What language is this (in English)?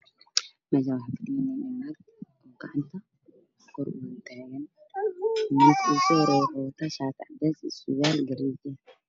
Somali